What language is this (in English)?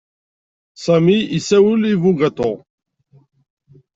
Kabyle